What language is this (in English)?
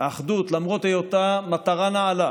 Hebrew